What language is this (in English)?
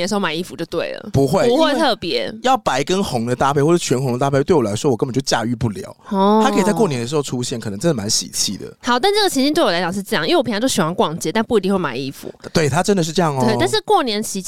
Chinese